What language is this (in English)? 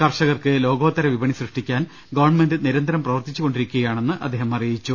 Malayalam